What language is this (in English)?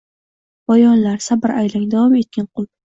Uzbek